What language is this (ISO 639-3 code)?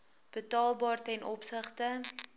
afr